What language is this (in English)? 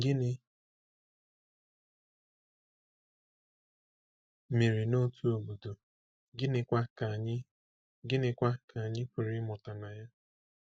Igbo